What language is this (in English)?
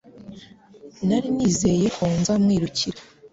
Kinyarwanda